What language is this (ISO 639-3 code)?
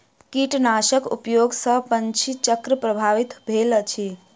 mai